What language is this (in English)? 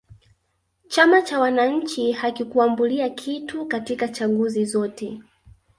Swahili